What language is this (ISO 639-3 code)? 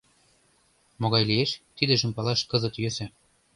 chm